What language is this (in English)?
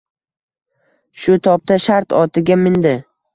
Uzbek